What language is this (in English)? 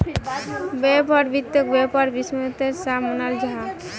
Magahi